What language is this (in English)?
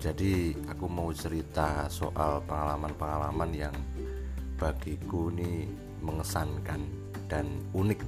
Indonesian